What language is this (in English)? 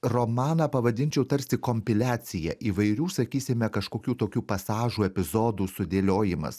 Lithuanian